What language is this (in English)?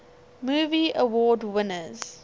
English